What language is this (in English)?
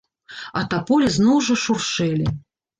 Belarusian